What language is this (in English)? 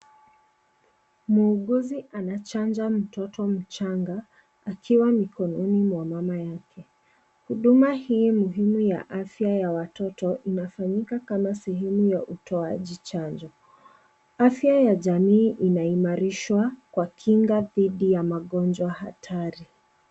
Swahili